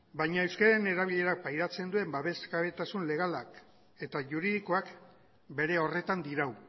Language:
Basque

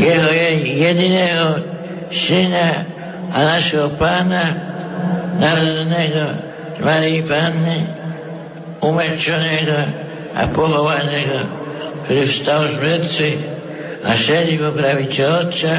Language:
Slovak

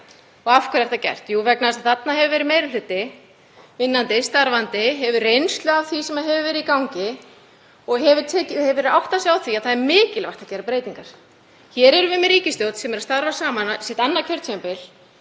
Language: Icelandic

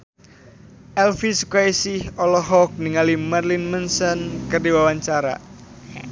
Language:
Sundanese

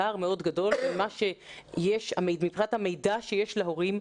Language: Hebrew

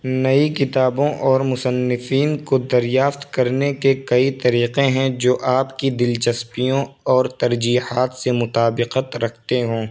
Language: Urdu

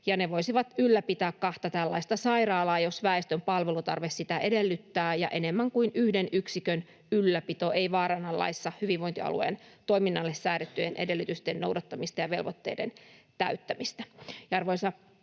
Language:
Finnish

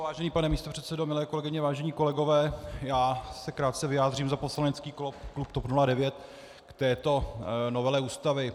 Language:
Czech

